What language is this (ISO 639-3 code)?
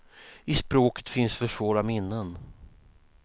swe